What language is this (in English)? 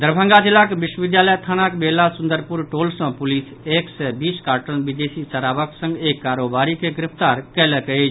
Maithili